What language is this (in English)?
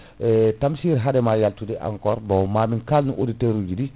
Fula